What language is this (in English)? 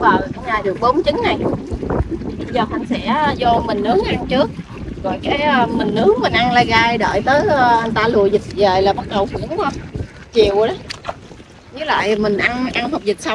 Vietnamese